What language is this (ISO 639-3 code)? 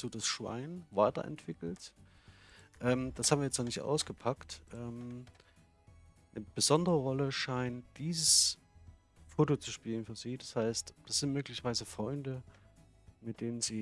deu